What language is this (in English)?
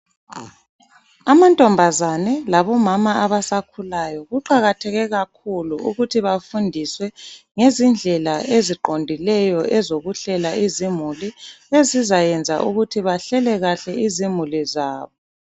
North Ndebele